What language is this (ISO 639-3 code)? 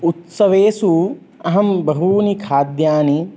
san